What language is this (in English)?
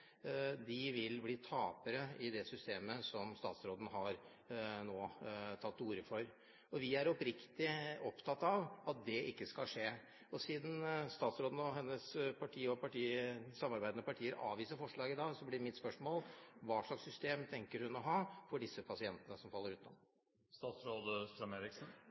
Norwegian Bokmål